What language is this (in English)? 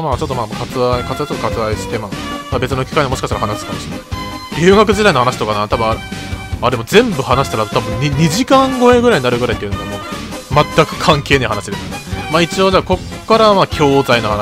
Japanese